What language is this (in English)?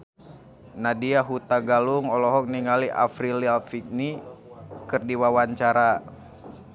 Sundanese